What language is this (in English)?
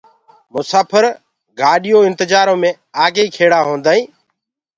Gurgula